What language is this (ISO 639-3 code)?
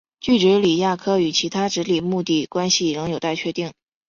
zho